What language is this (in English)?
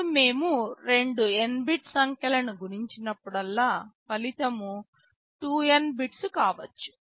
Telugu